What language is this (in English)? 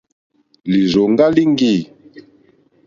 Mokpwe